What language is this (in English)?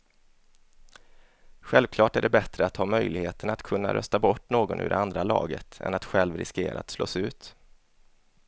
Swedish